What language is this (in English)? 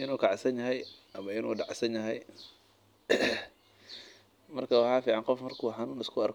Somali